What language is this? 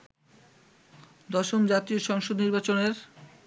Bangla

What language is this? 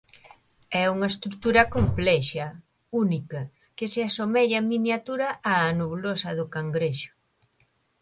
Galician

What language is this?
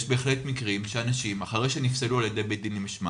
Hebrew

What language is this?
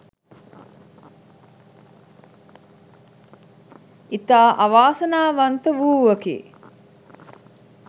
Sinhala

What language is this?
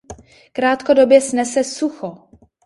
Czech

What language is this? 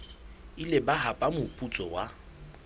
Southern Sotho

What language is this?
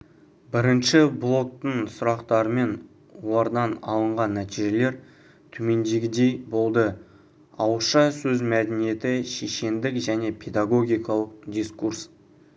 Kazakh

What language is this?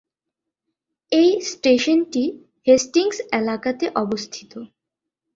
Bangla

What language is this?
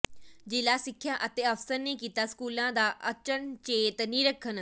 Punjabi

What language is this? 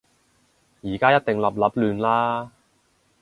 Cantonese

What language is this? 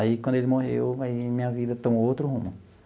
Portuguese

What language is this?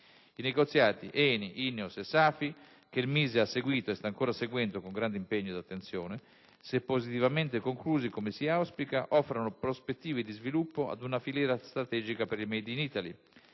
Italian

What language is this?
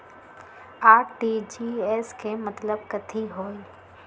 Magahi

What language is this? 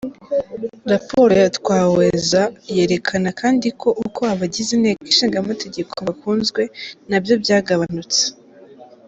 Kinyarwanda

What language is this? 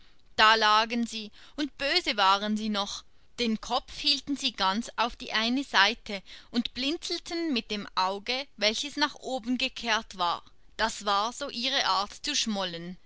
German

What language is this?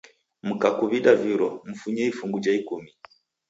Taita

